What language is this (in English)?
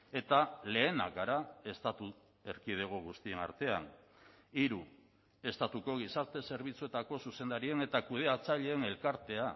Basque